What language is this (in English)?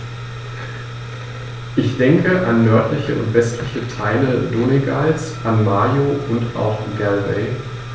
German